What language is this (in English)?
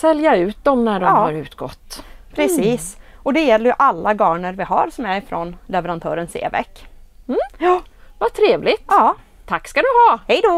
Swedish